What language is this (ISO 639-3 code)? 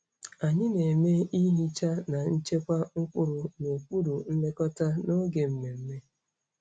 ibo